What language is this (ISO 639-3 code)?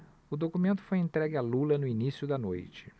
por